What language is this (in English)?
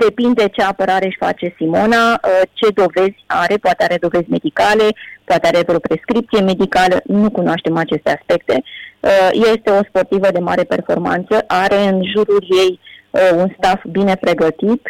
Romanian